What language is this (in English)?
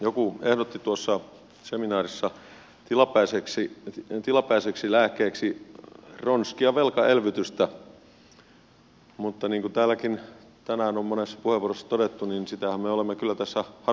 Finnish